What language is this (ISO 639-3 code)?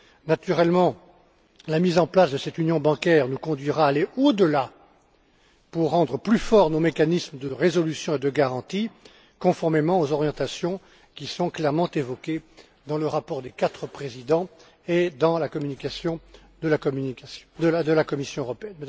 fra